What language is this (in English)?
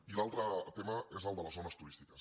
Catalan